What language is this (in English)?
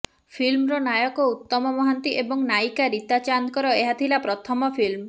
Odia